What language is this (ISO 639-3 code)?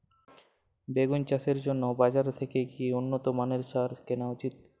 ben